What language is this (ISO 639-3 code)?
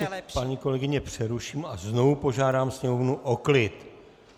ces